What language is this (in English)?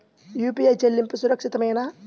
Telugu